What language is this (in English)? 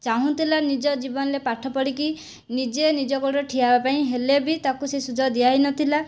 Odia